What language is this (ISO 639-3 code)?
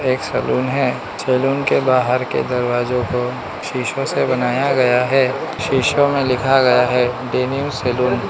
hin